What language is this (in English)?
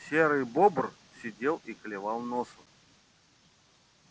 Russian